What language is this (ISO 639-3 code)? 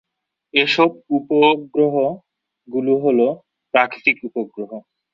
ben